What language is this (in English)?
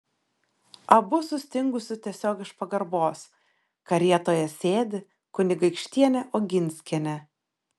Lithuanian